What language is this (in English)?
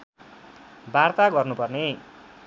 Nepali